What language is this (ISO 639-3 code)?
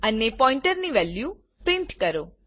guj